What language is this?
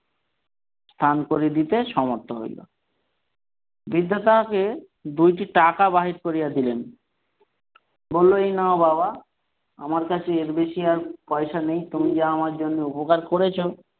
Bangla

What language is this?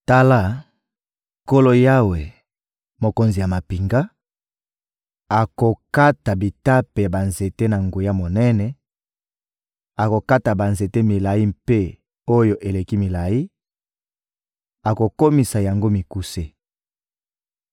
Lingala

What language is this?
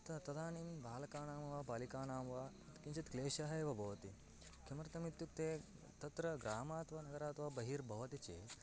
Sanskrit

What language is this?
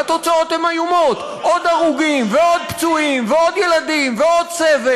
Hebrew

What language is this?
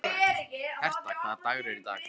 Icelandic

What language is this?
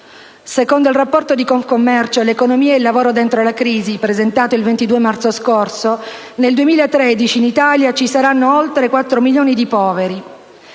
Italian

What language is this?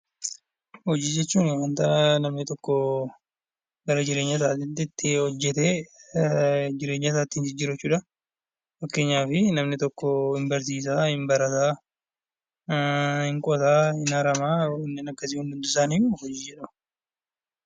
Oromo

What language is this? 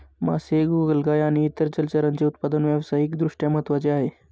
Marathi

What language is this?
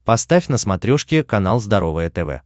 Russian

